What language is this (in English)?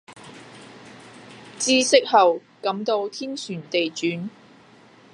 Cantonese